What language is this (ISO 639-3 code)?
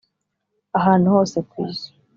kin